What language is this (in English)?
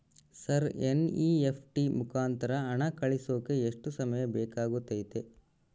Kannada